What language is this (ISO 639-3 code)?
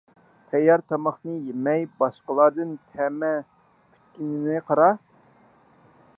uig